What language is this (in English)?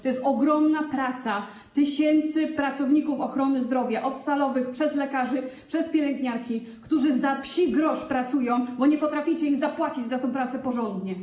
Polish